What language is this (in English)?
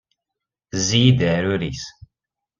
Kabyle